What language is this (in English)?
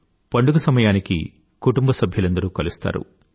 Telugu